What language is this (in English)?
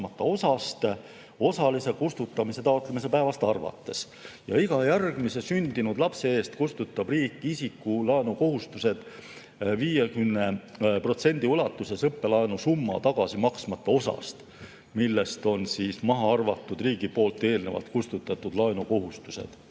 Estonian